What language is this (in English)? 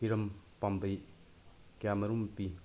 Manipuri